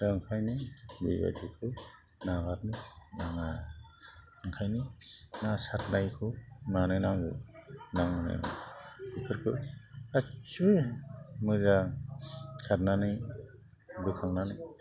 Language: Bodo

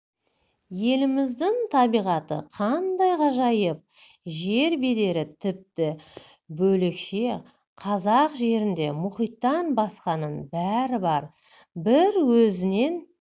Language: Kazakh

